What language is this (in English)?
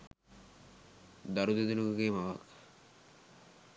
Sinhala